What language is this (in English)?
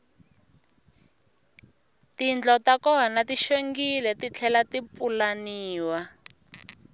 Tsonga